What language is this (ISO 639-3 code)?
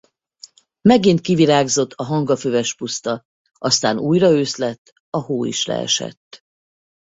hun